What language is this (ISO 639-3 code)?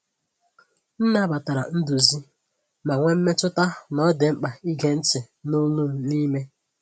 ibo